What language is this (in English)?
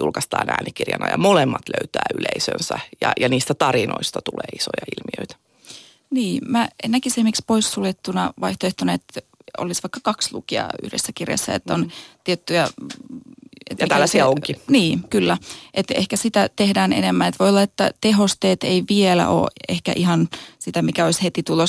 Finnish